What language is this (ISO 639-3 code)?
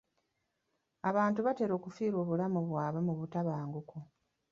lug